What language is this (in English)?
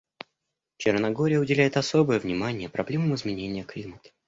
Russian